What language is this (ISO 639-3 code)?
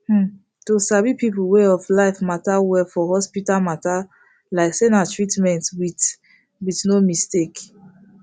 pcm